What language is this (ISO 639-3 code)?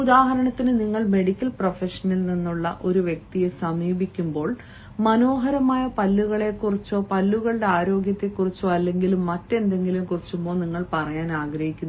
mal